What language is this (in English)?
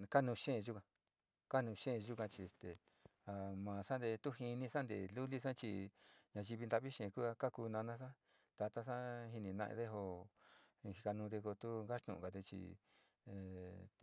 Sinicahua Mixtec